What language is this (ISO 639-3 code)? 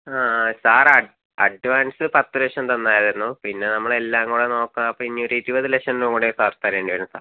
mal